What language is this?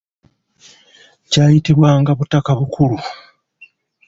Ganda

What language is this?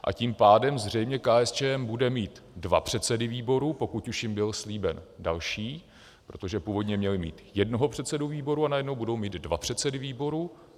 Czech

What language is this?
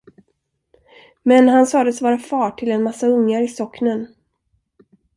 Swedish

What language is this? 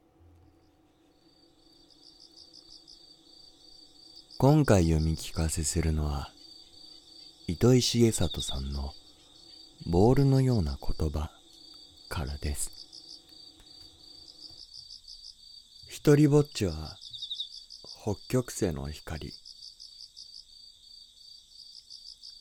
Japanese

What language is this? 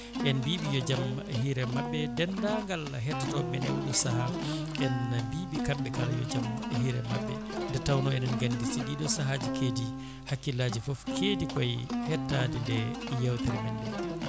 Fula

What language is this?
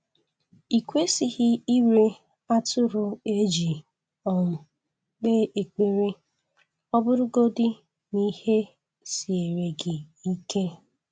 Igbo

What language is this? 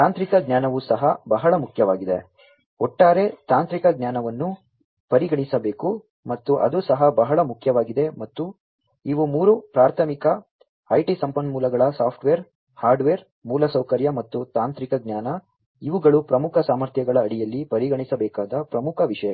Kannada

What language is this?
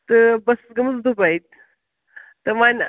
Kashmiri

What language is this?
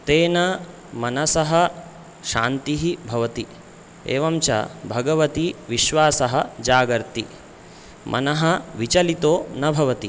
Sanskrit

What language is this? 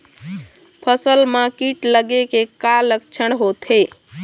Chhattisgarhi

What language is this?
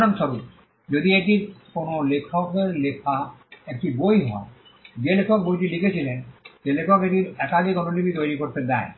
Bangla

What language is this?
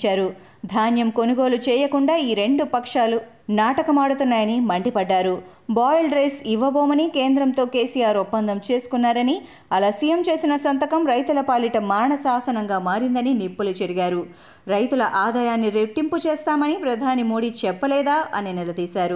Telugu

